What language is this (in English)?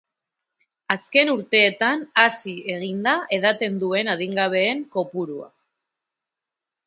Basque